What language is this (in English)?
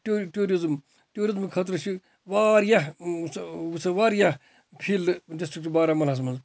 Kashmiri